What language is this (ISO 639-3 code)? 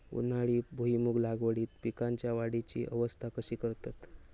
mar